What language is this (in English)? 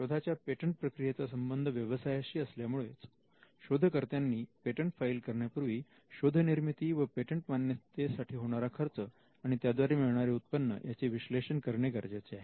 Marathi